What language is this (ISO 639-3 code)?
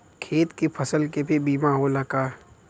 bho